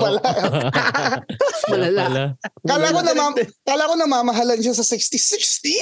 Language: Filipino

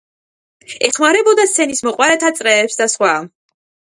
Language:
Georgian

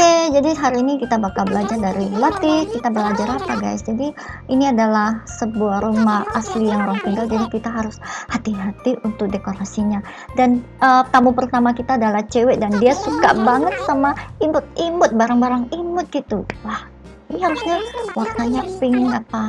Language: Indonesian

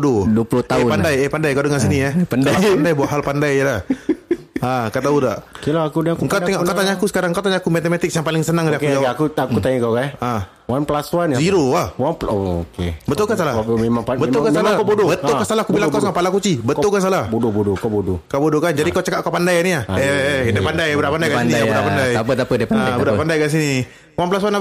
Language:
Malay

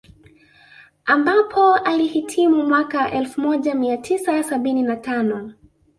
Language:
Swahili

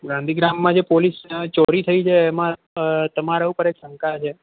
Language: Gujarati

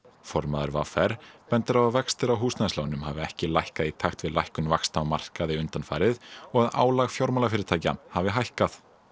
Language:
Icelandic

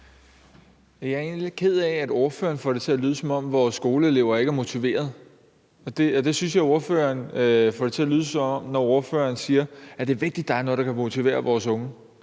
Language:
Danish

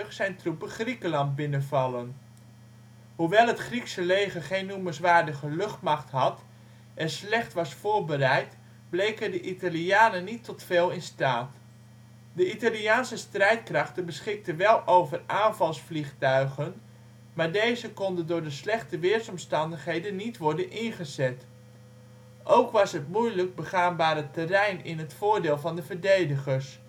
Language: Dutch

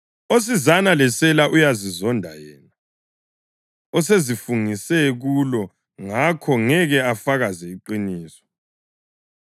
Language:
North Ndebele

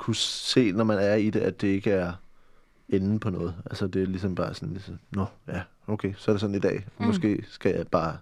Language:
Danish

